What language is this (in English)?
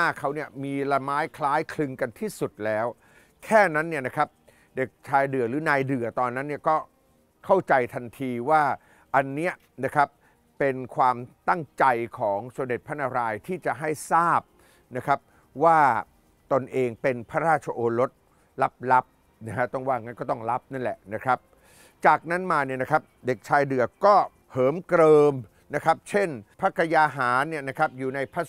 Thai